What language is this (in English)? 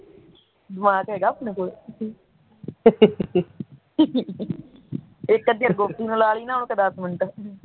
Punjabi